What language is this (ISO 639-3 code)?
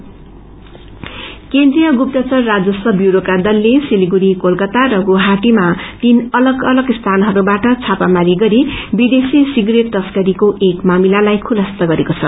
nep